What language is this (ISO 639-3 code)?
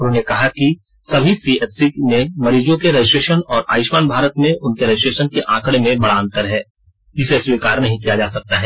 hin